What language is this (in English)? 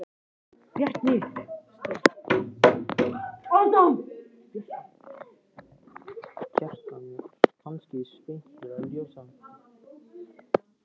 Icelandic